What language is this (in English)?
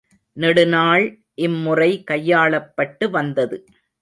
Tamil